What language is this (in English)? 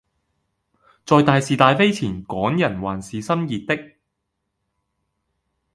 Cantonese